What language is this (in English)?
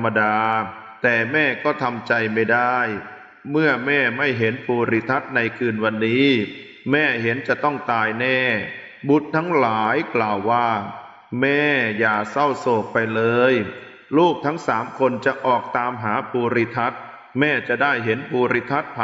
Thai